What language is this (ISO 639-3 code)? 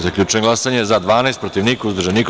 srp